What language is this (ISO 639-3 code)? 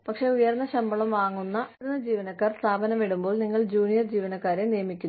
mal